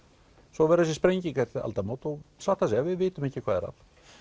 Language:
Icelandic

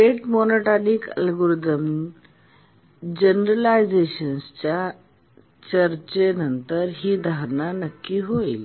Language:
Marathi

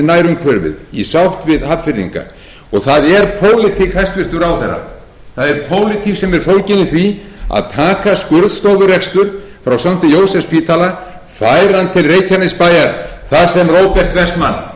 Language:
Icelandic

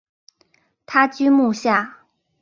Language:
Chinese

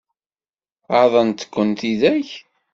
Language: Kabyle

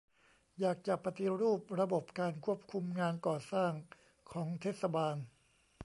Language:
Thai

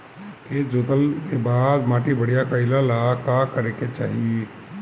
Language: Bhojpuri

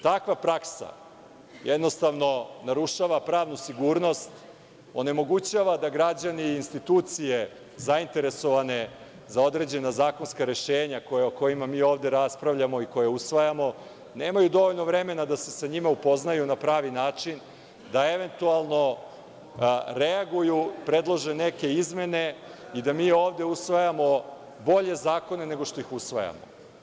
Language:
Serbian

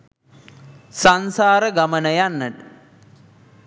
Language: Sinhala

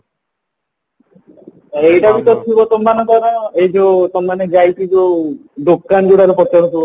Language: Odia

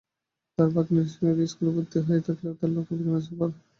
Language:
Bangla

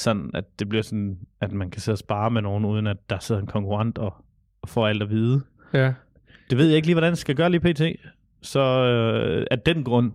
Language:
Danish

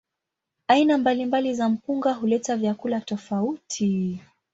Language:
Swahili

